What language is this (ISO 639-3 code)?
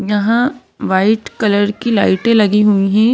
hin